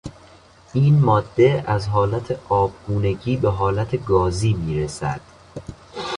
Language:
Persian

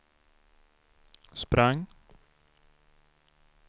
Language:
Swedish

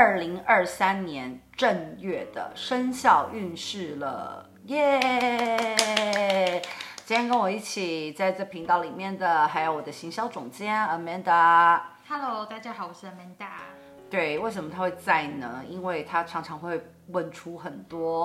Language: Chinese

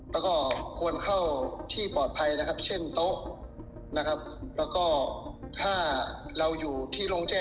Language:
Thai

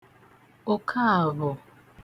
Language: Igbo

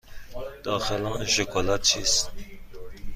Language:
Persian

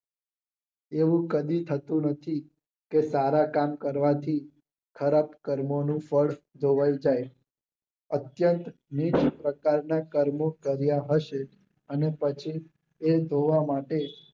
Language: Gujarati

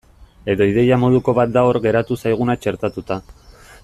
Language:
Basque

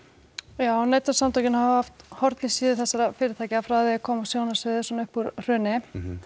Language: Icelandic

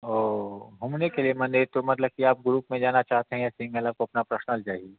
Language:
Hindi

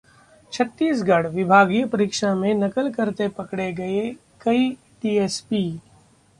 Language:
Hindi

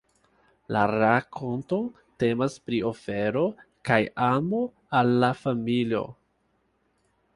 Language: Esperanto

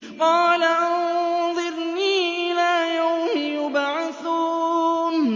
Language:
Arabic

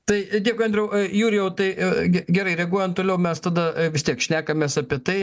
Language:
Lithuanian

